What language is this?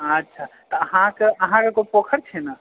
Maithili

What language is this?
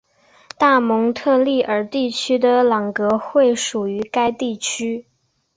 Chinese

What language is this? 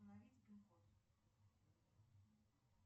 Russian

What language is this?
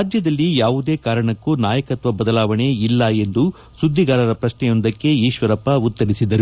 Kannada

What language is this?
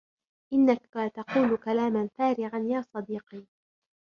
Arabic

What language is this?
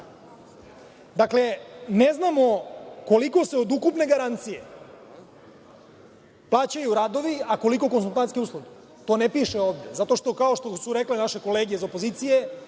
Serbian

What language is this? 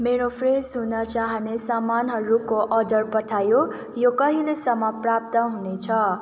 Nepali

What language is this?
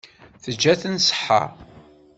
Kabyle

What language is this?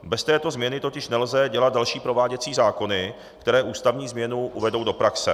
Czech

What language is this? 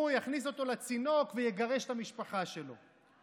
Hebrew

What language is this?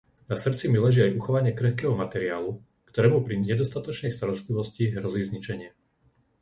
Slovak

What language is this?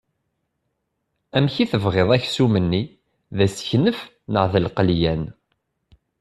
Kabyle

